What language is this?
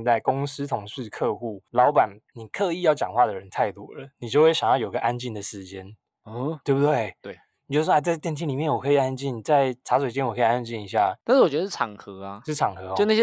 Chinese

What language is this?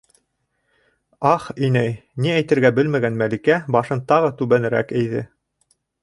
Bashkir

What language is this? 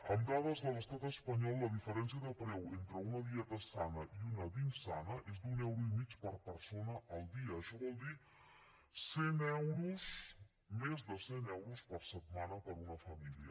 Catalan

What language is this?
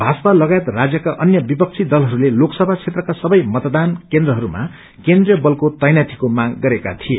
Nepali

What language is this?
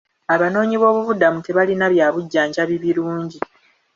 Ganda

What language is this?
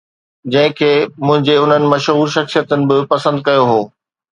Sindhi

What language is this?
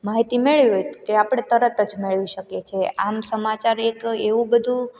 Gujarati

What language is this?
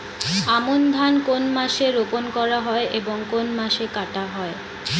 Bangla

